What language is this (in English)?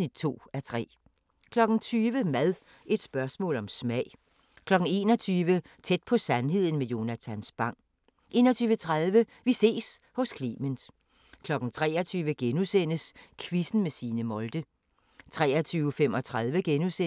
Danish